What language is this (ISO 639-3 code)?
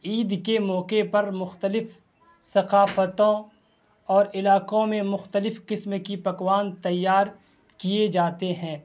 urd